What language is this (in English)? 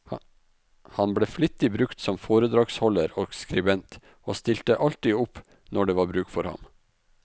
Norwegian